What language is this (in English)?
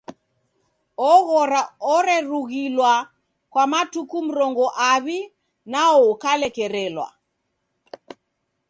Taita